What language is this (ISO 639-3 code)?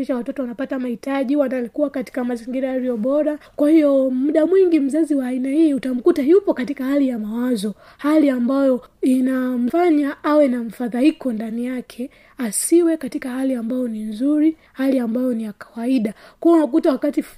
swa